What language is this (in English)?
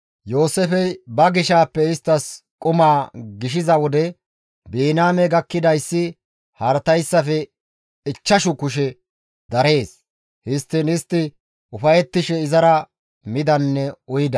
Gamo